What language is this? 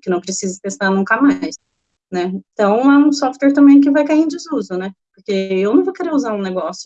Portuguese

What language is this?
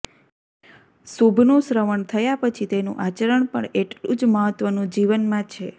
Gujarati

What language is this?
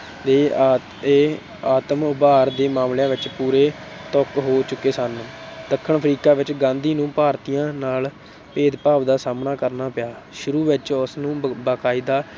Punjabi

